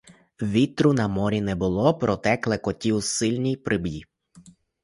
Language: Ukrainian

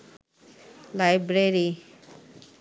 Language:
Bangla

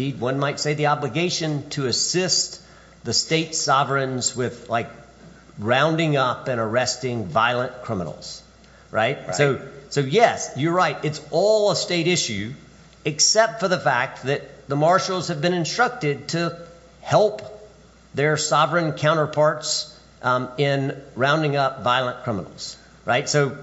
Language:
English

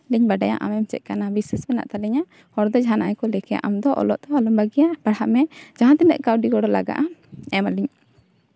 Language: Santali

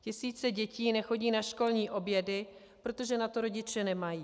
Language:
Czech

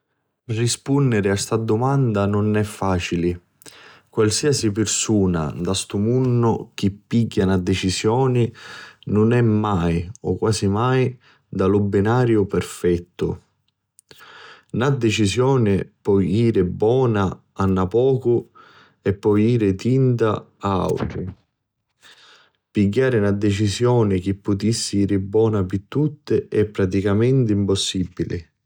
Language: Sicilian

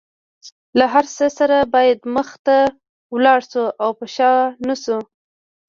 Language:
Pashto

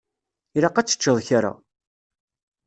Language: Kabyle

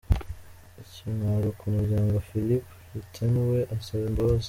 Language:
Kinyarwanda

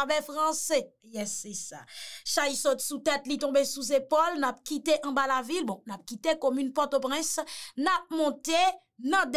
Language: French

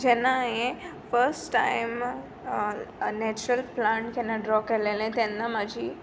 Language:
Konkani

